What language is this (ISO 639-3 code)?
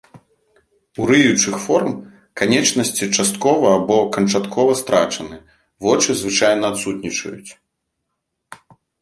bel